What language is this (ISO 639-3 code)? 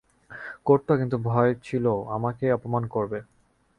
ben